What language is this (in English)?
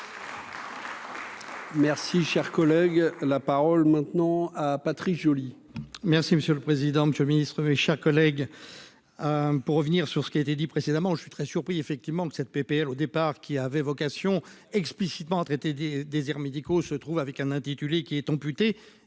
French